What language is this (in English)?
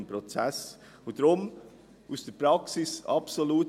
Swiss German